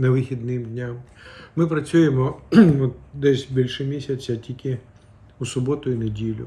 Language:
Ukrainian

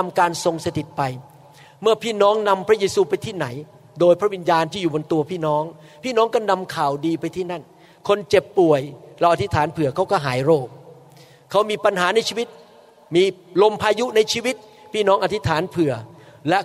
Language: Thai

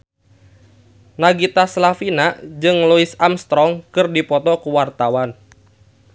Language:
Sundanese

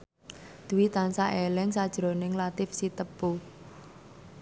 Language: Javanese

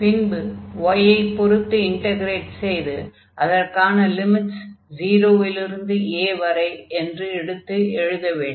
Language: Tamil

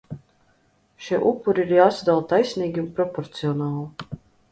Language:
Latvian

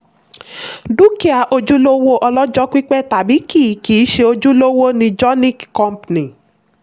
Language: Yoruba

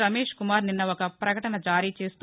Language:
Telugu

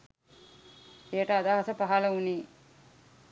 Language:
Sinhala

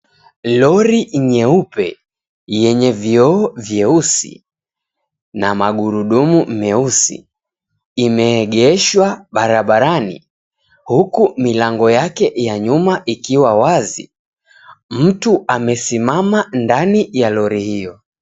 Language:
Swahili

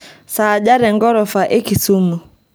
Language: Masai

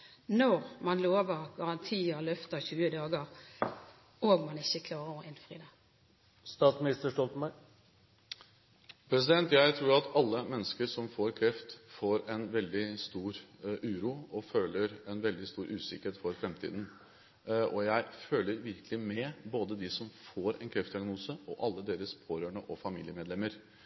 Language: Norwegian Bokmål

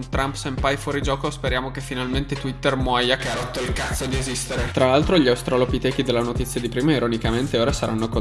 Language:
Italian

